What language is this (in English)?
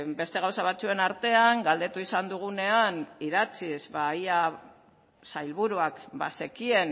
Basque